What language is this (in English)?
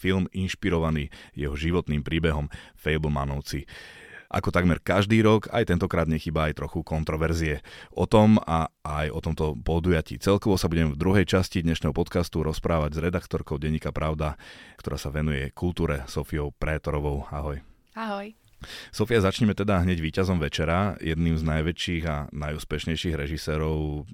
Slovak